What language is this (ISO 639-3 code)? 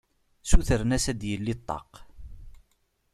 kab